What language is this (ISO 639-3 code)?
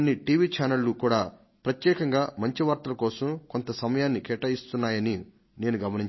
tel